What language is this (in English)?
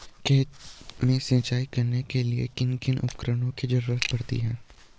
Hindi